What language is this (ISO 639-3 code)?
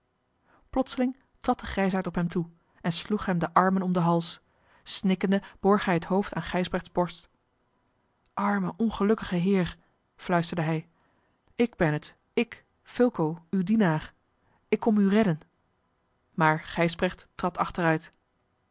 nld